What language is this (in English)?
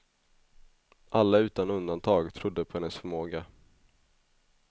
Swedish